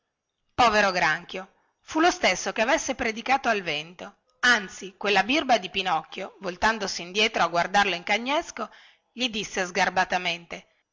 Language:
Italian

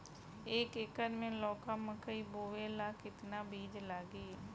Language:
Bhojpuri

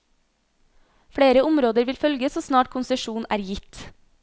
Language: Norwegian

